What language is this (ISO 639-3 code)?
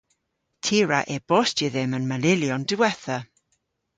cor